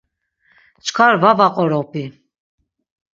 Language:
Laz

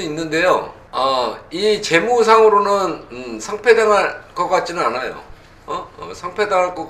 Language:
Korean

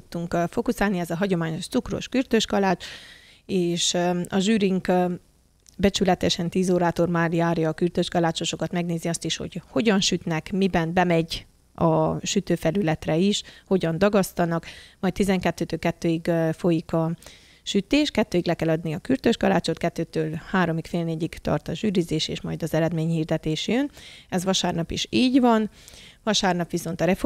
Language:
Hungarian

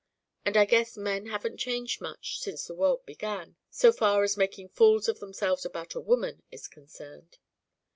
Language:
English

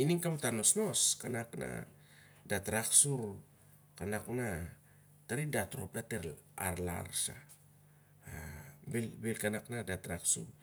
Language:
Siar-Lak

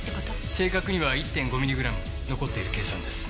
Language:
Japanese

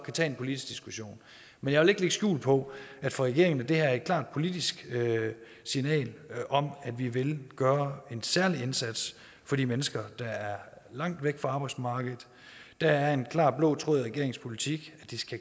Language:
Danish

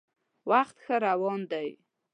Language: Pashto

